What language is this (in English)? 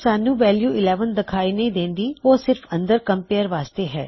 Punjabi